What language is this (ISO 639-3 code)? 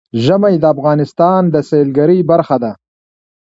pus